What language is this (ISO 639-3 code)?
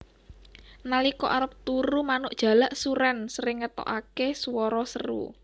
jav